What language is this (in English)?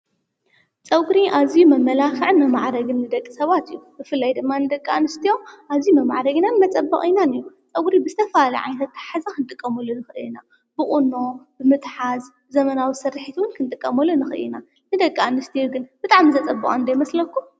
Tigrinya